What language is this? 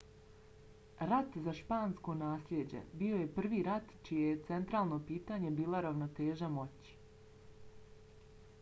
Bosnian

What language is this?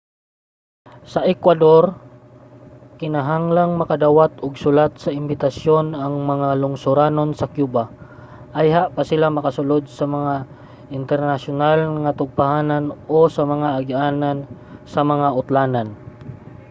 Cebuano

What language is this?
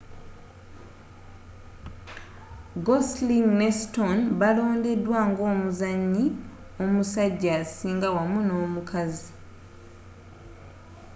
Ganda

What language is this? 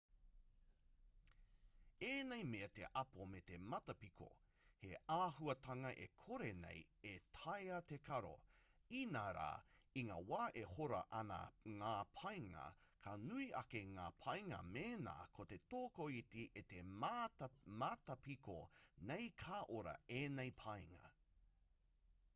Māori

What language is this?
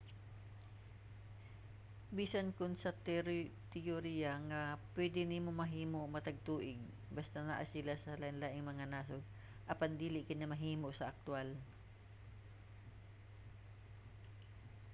Cebuano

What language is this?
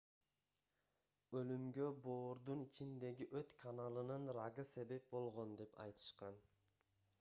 Kyrgyz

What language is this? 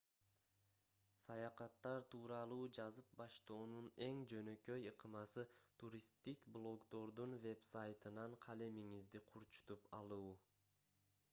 Kyrgyz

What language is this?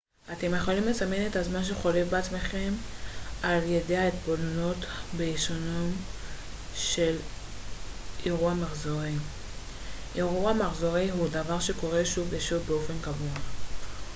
Hebrew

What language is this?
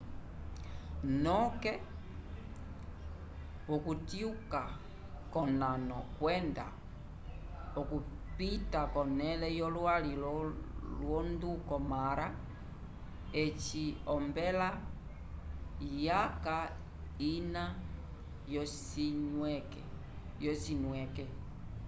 Umbundu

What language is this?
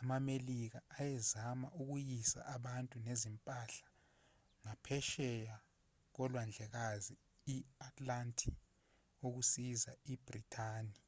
Zulu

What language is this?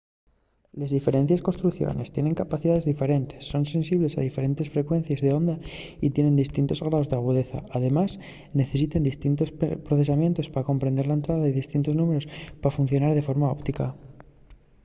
Asturian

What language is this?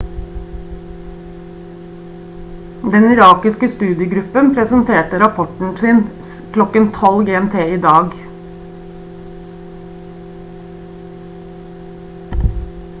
Norwegian Bokmål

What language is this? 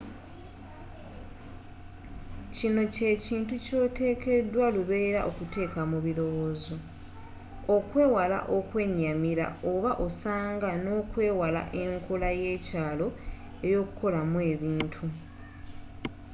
Ganda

